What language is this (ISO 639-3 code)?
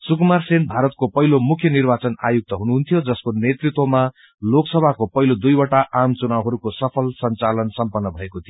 nep